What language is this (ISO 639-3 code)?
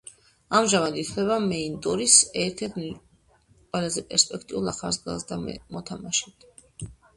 kat